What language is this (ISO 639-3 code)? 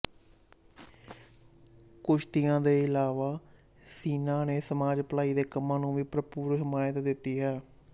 pan